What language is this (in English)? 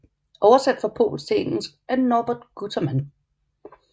Danish